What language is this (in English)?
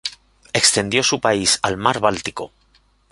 Spanish